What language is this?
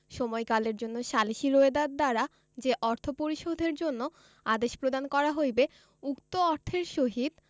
Bangla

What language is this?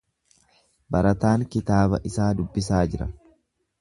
Oromo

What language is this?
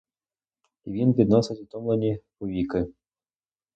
Ukrainian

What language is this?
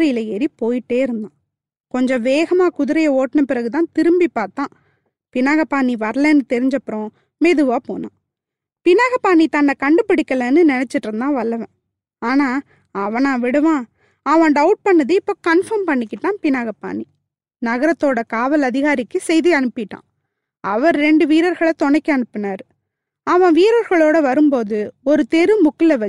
Tamil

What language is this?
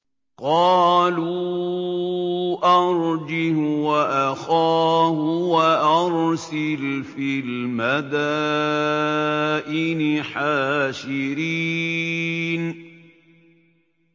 Arabic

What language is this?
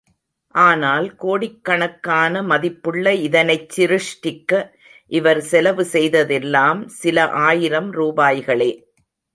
Tamil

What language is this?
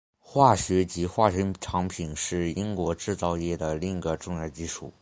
Chinese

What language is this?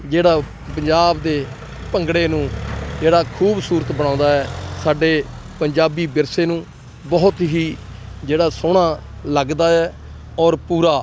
Punjabi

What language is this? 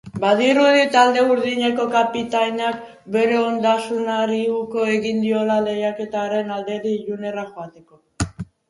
Basque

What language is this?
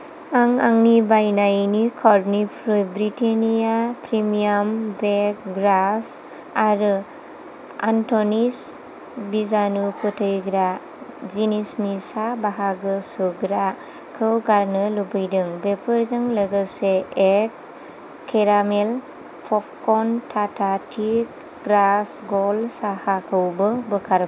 Bodo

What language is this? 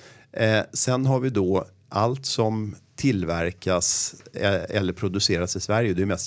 Swedish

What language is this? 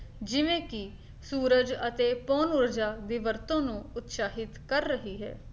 Punjabi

